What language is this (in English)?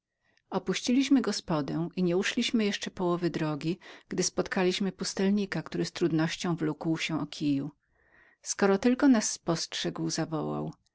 Polish